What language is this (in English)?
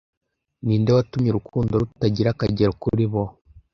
Kinyarwanda